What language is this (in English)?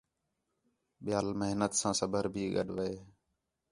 Khetrani